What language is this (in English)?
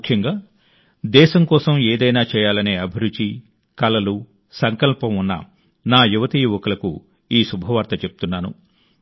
Telugu